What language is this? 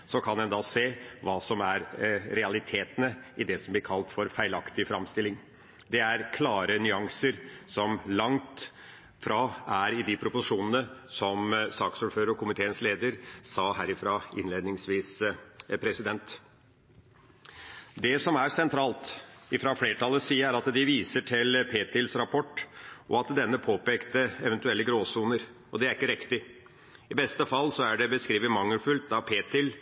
Norwegian Bokmål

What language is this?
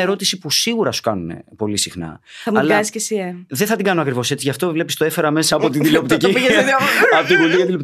Greek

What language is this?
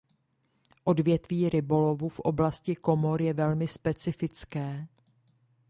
Czech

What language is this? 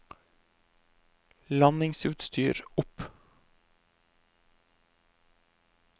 Norwegian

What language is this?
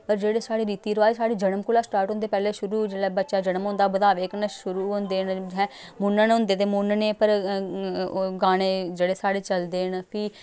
Dogri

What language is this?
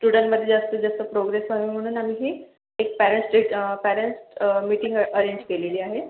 Marathi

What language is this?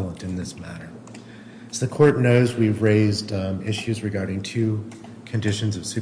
English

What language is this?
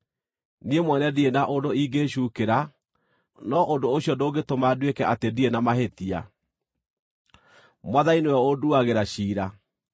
Kikuyu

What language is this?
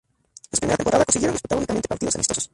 Spanish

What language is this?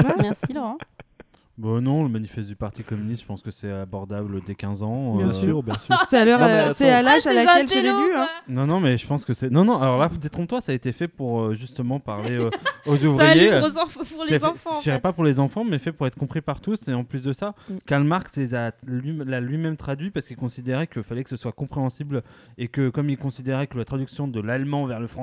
French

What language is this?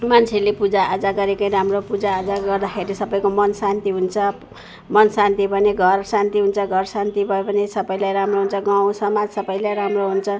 Nepali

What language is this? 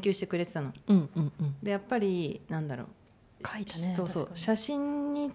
Japanese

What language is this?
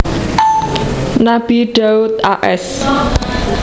Javanese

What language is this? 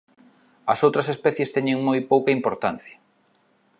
Galician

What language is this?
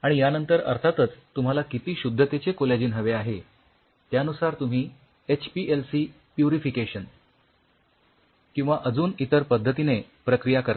Marathi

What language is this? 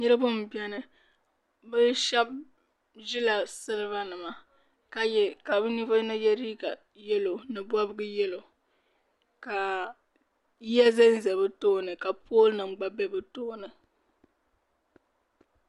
Dagbani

